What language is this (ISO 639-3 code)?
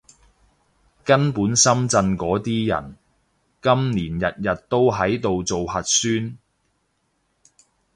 yue